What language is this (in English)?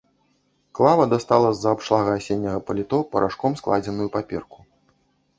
Belarusian